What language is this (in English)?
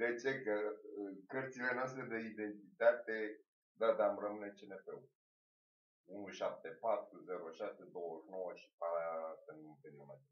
Romanian